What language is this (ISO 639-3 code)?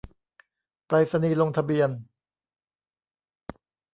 tha